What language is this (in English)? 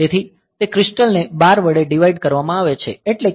Gujarati